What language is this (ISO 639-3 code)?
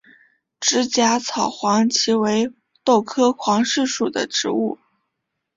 zho